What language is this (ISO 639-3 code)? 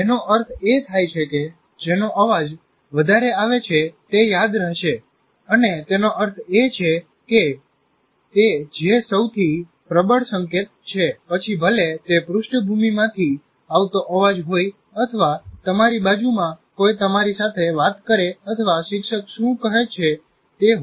guj